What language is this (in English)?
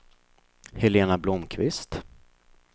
Swedish